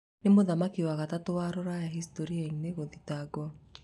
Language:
Kikuyu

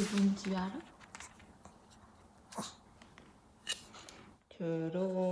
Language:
Korean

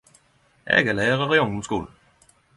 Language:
Norwegian Nynorsk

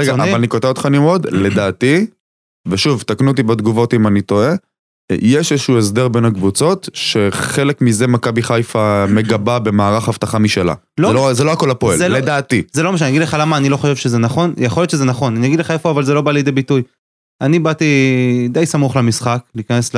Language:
Hebrew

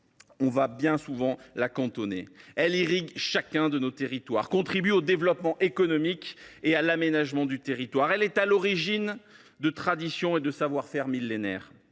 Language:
French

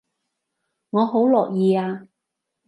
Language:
Cantonese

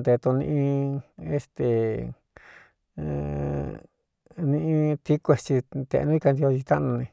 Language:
Cuyamecalco Mixtec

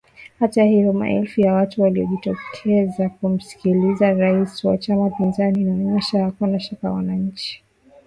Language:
Swahili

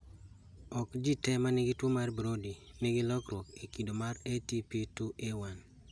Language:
Luo (Kenya and Tanzania)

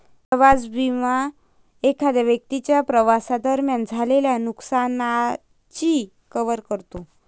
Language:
Marathi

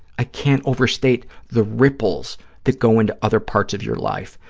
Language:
English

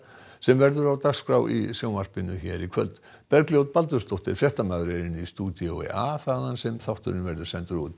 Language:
Icelandic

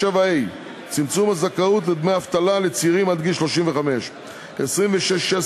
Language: Hebrew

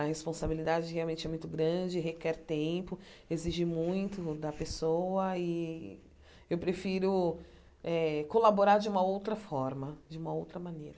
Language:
Portuguese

